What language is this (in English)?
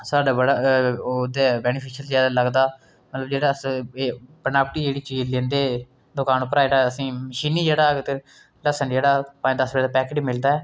Dogri